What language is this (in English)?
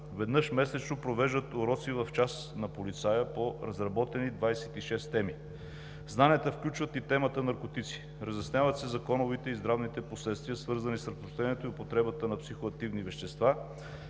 Bulgarian